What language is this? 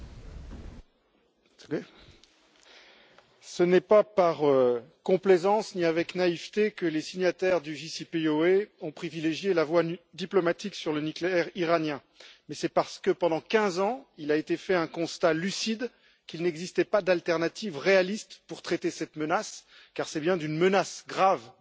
French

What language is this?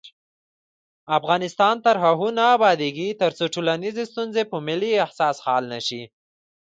Pashto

